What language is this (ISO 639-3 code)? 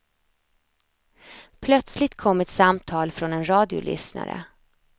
swe